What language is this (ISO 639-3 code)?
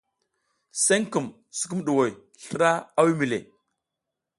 giz